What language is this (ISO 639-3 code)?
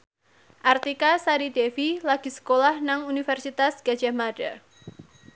jav